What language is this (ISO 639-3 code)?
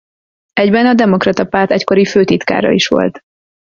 hun